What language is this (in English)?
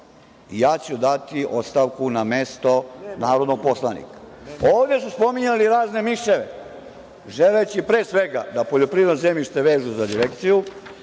Serbian